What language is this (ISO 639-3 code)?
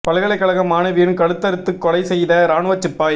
tam